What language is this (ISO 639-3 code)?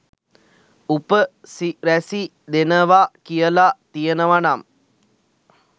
sin